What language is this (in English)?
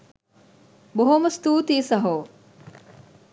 Sinhala